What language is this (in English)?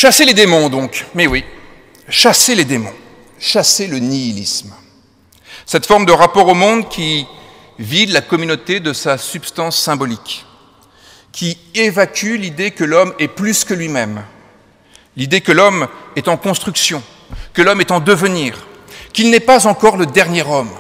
French